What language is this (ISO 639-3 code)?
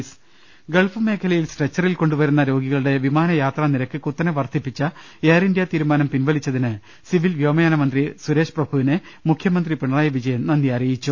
mal